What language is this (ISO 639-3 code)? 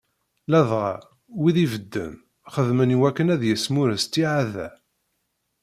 kab